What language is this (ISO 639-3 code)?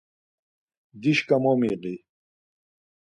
lzz